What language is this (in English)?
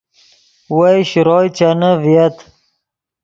Yidgha